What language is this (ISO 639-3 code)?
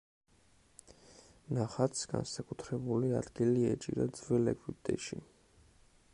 kat